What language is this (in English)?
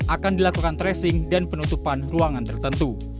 Indonesian